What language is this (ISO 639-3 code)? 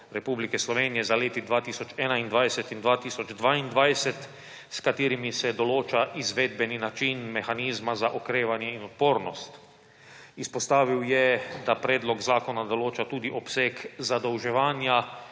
slv